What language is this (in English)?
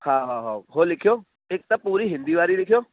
Sindhi